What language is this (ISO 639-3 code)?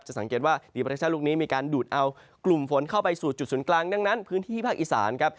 tha